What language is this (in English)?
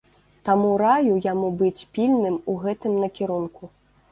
Belarusian